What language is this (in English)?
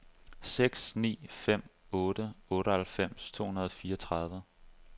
Danish